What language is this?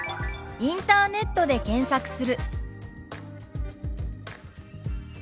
Japanese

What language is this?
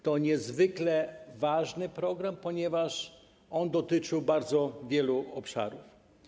Polish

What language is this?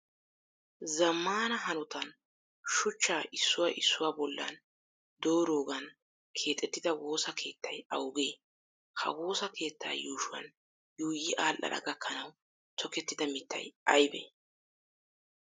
Wolaytta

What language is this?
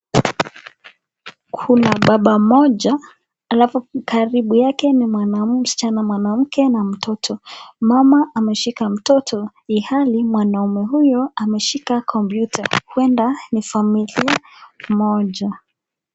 Swahili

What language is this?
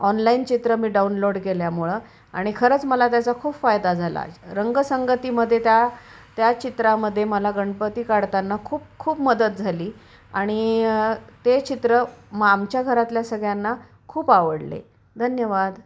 Marathi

